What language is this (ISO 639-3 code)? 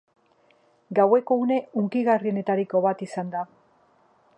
eus